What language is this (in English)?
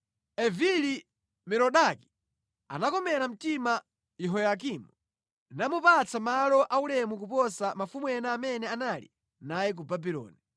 Nyanja